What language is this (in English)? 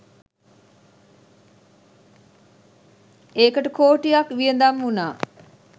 Sinhala